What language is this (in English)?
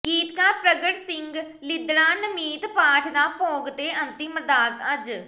Punjabi